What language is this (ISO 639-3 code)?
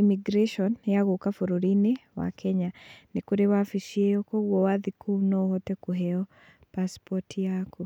kik